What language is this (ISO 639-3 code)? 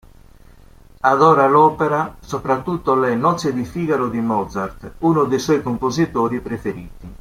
ita